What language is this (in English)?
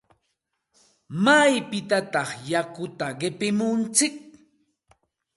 Santa Ana de Tusi Pasco Quechua